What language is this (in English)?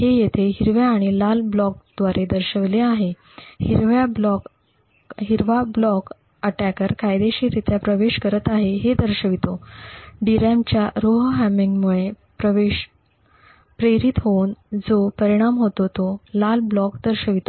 Marathi